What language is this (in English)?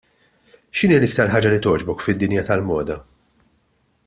Maltese